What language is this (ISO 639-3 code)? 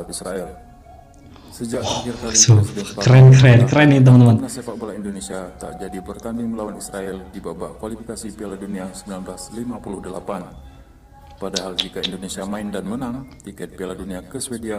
ind